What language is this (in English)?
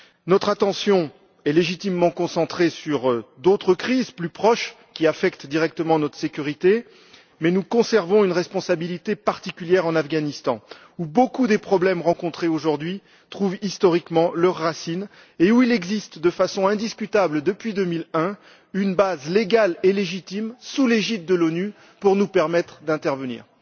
French